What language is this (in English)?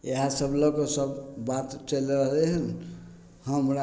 Maithili